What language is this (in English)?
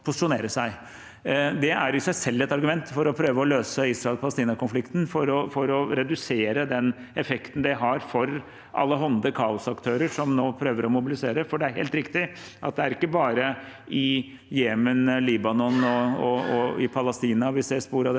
Norwegian